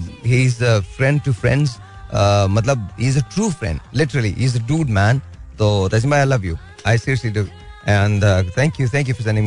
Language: Hindi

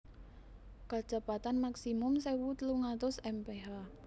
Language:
Javanese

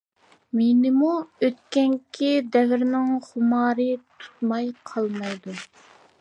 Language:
Uyghur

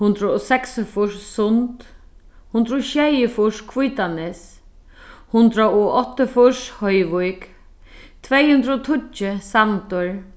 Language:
Faroese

